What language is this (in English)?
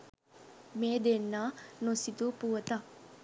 Sinhala